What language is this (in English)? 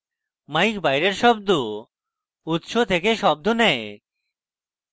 Bangla